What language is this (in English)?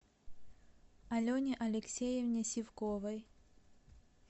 Russian